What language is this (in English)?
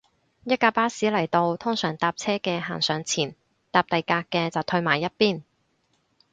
Cantonese